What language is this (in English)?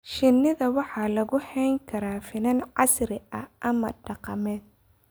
Somali